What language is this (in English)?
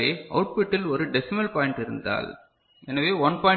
Tamil